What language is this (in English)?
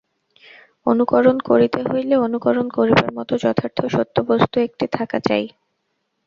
Bangla